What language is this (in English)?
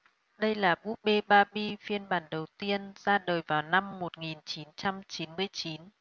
Vietnamese